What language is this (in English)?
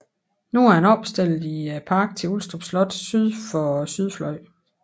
Danish